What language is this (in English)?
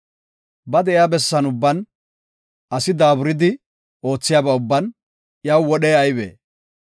Gofa